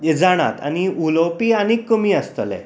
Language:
Konkani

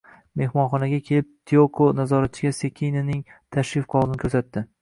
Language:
Uzbek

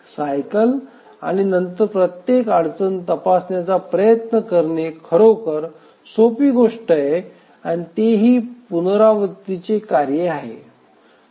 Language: Marathi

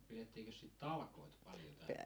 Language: Finnish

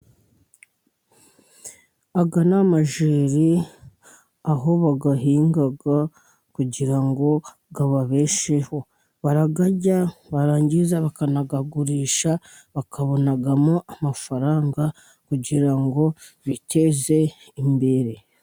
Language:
Kinyarwanda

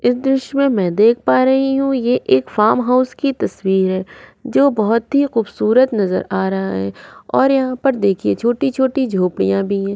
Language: Hindi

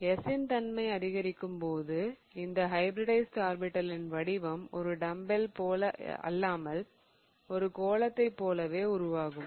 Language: Tamil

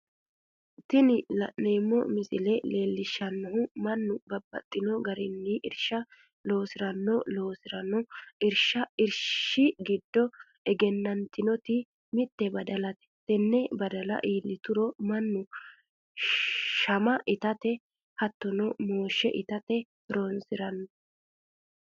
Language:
Sidamo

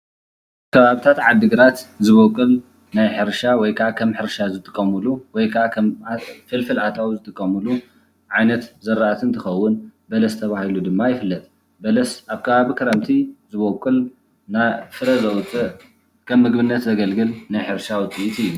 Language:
Tigrinya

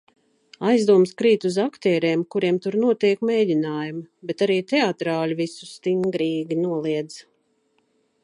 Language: Latvian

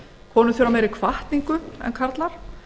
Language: Icelandic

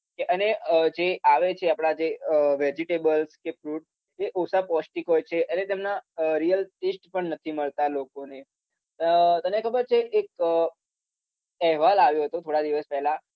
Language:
Gujarati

